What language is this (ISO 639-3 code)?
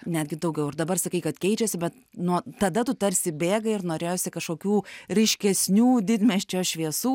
lit